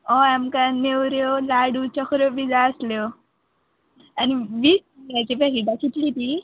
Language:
Konkani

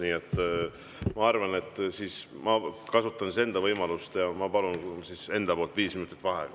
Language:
Estonian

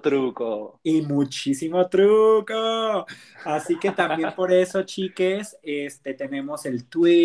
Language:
Spanish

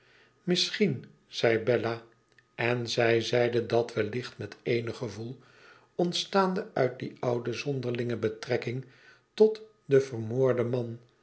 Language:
Dutch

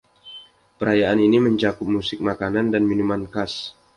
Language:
Indonesian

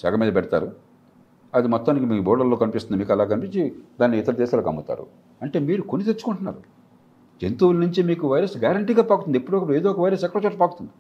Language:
Telugu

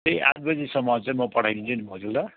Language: Nepali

